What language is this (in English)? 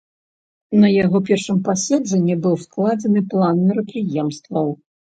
Belarusian